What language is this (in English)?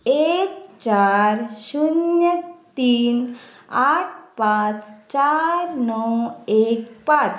Konkani